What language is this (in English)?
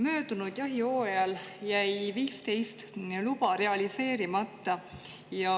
Estonian